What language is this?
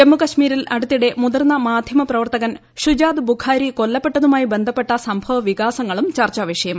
Malayalam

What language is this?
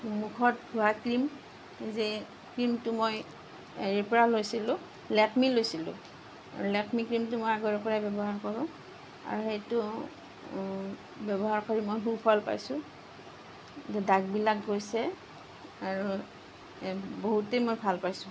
Assamese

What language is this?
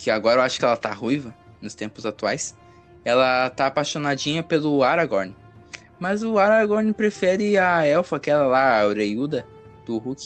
Portuguese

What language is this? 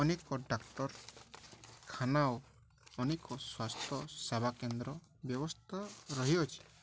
Odia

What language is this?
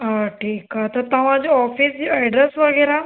Sindhi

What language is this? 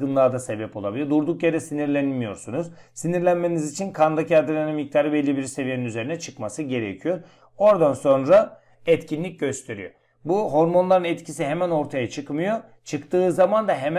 Turkish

